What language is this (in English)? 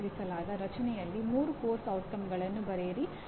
Kannada